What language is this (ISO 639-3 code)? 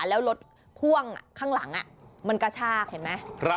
tha